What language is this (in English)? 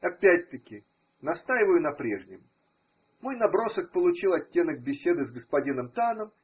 Russian